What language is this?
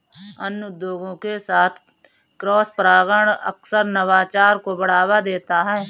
Hindi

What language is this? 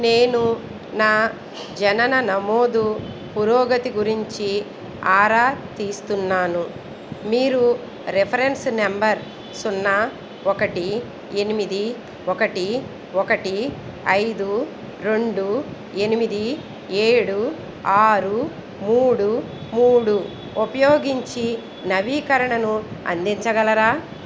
Telugu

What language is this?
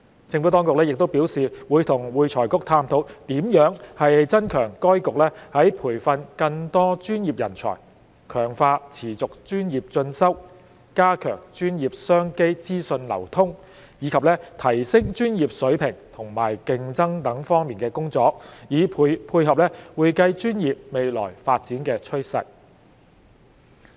Cantonese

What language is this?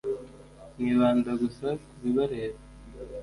Kinyarwanda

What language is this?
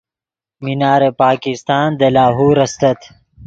Yidgha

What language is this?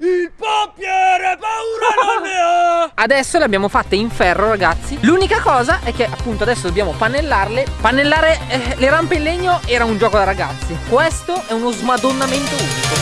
Italian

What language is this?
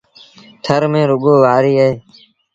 Sindhi Bhil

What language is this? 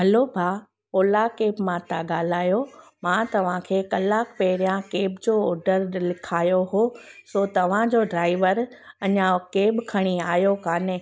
Sindhi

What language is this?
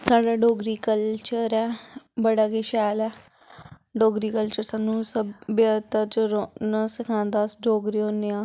Dogri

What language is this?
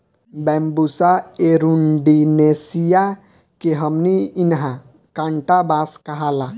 Bhojpuri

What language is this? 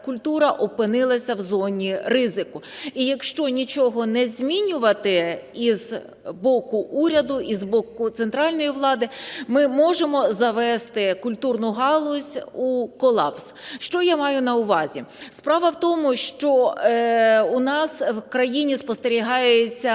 Ukrainian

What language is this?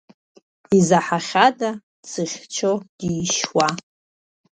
Abkhazian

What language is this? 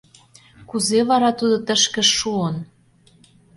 Mari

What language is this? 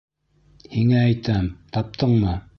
Bashkir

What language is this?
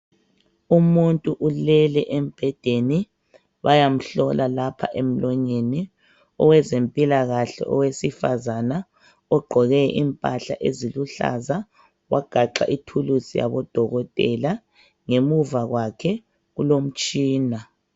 North Ndebele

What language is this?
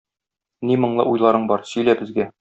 Tatar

